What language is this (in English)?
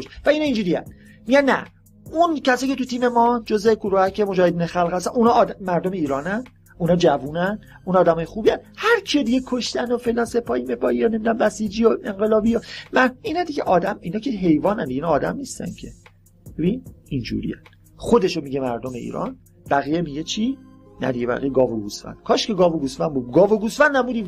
Persian